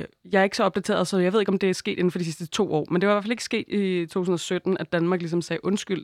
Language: Danish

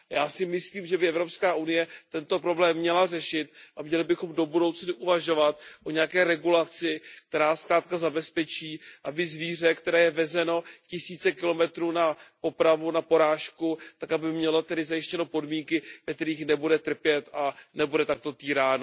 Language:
Czech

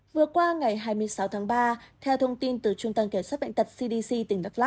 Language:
Vietnamese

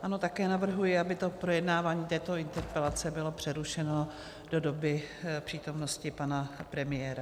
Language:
Czech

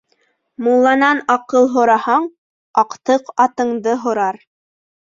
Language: Bashkir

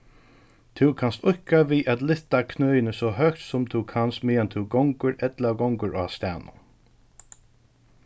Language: Faroese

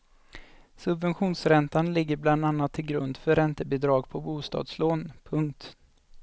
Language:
Swedish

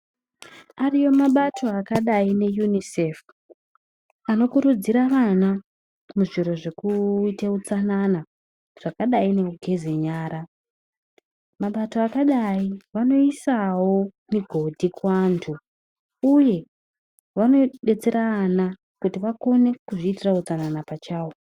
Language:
Ndau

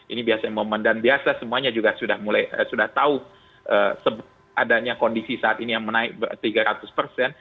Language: Indonesian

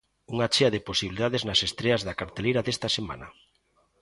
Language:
Galician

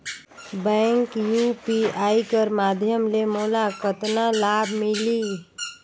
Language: Chhattisgarhi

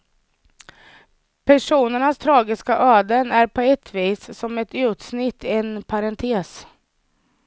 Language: Swedish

